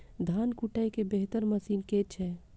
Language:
Maithili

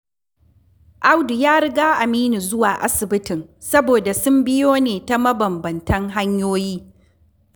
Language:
Hausa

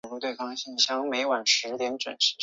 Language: Chinese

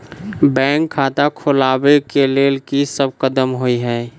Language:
Maithili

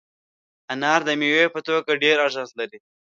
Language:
Pashto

